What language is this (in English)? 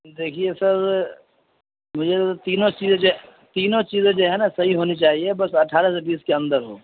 Urdu